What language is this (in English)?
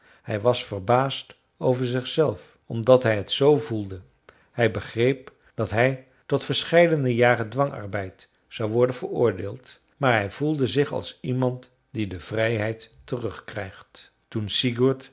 Dutch